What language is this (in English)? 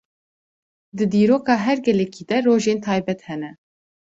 Kurdish